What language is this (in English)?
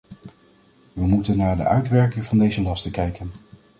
Dutch